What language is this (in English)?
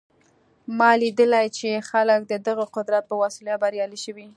Pashto